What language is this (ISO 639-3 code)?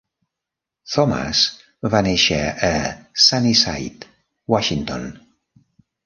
cat